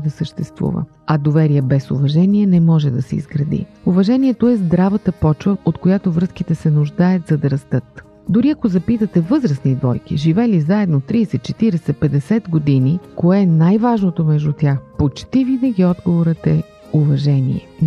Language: Bulgarian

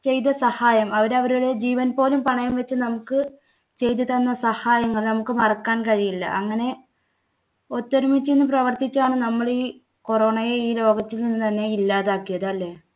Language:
Malayalam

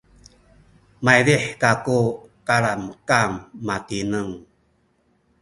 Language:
Sakizaya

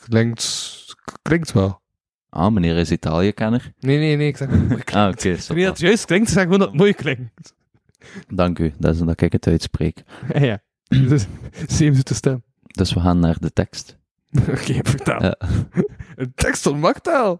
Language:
Dutch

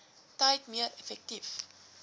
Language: Afrikaans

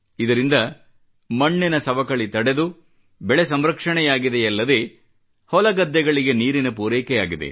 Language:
Kannada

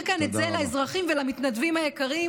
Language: Hebrew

